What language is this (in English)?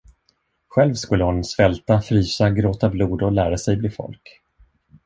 Swedish